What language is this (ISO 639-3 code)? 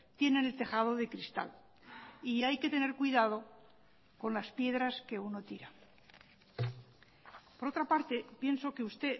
spa